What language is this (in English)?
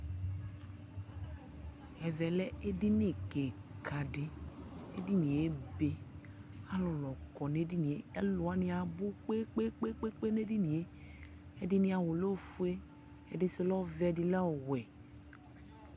Ikposo